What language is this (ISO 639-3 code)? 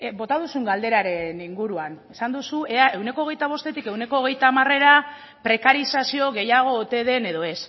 eus